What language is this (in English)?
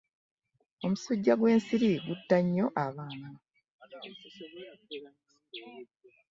Ganda